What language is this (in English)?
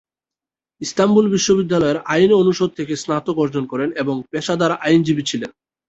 Bangla